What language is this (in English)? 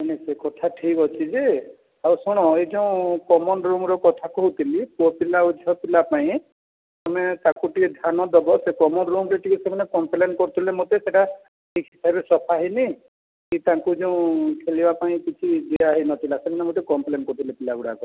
Odia